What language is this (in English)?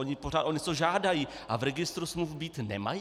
Czech